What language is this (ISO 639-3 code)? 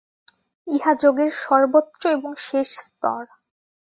ben